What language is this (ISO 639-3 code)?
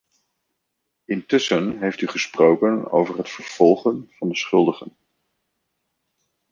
nld